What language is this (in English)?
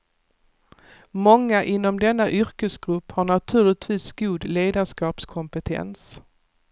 Swedish